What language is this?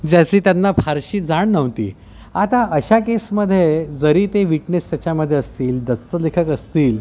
Marathi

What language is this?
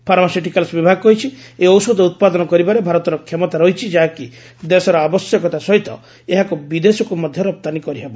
Odia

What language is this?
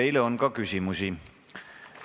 Estonian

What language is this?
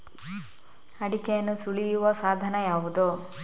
Kannada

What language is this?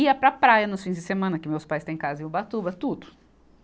Portuguese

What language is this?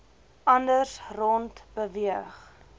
Afrikaans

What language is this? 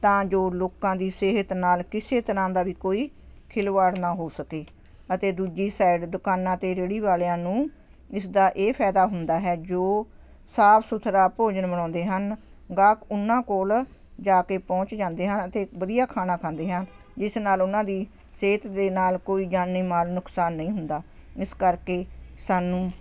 Punjabi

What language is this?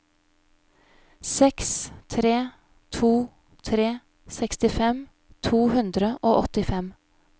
Norwegian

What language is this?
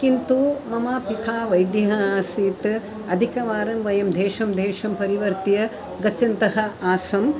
Sanskrit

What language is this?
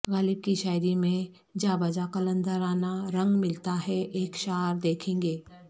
Urdu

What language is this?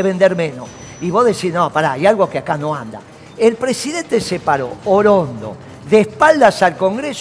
Spanish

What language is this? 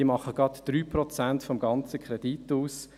Swiss German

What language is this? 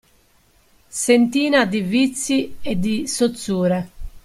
Italian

